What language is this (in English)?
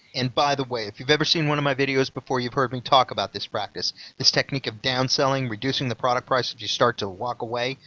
English